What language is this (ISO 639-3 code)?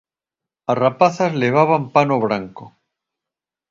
glg